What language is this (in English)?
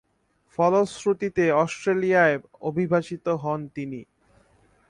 Bangla